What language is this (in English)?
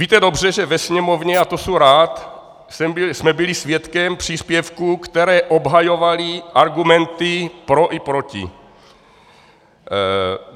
Czech